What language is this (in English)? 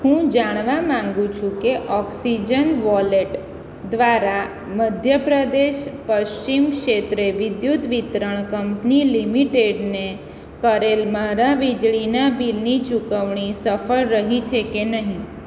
Gujarati